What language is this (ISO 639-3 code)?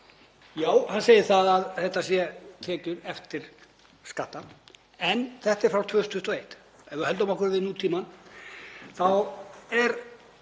isl